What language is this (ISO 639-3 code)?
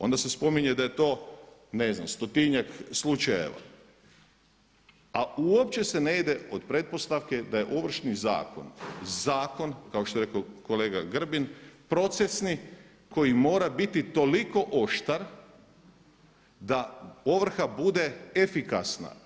hrv